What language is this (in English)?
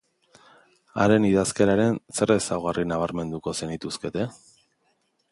Basque